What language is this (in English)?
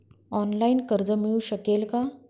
Marathi